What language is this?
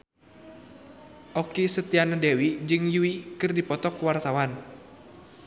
Sundanese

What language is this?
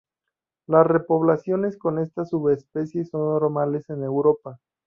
Spanish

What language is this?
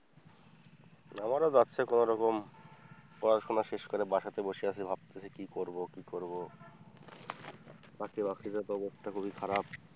Bangla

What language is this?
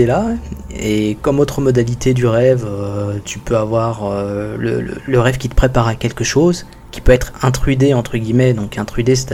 French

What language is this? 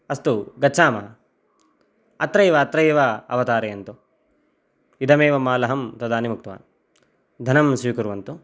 Sanskrit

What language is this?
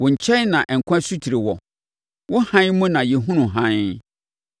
Akan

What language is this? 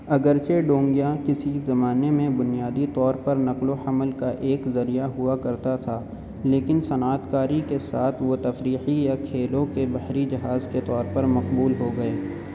Urdu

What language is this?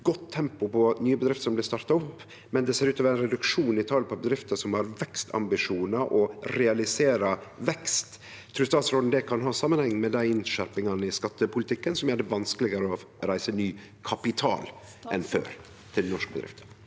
Norwegian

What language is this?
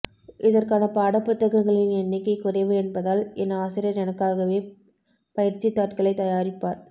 Tamil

